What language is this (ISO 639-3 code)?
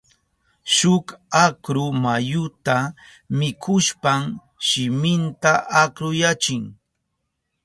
qup